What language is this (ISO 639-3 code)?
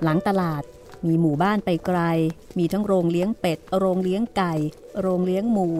tha